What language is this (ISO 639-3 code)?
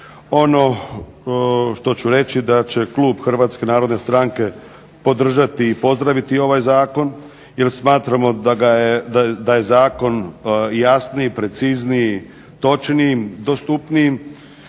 hrv